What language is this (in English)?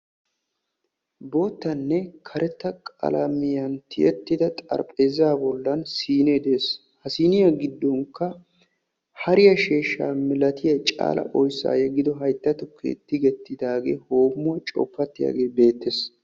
Wolaytta